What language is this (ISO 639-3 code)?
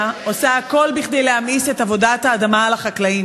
heb